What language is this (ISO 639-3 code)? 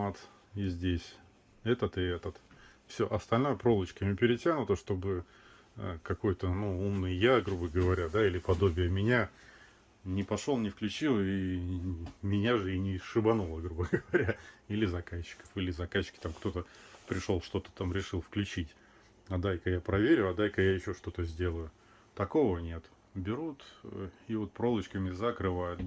rus